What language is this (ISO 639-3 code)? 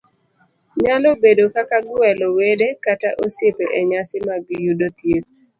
luo